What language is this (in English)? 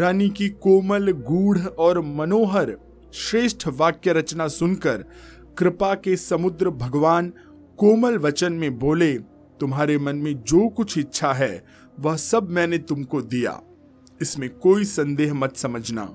Hindi